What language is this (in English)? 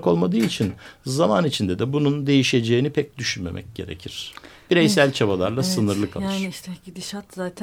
Turkish